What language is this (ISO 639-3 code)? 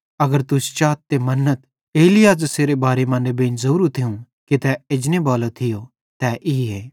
bhd